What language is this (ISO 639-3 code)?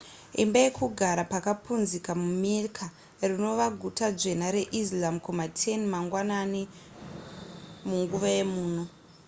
sna